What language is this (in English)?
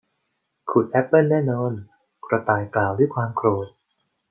Thai